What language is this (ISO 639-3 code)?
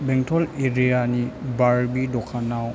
brx